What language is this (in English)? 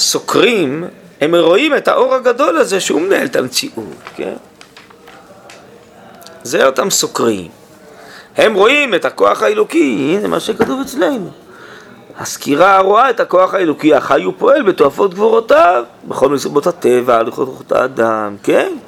Hebrew